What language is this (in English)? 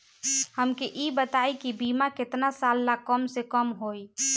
Bhojpuri